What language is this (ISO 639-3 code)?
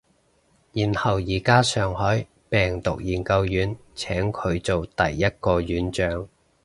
yue